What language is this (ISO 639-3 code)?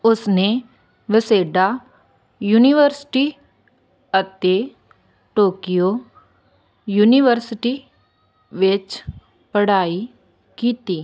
pan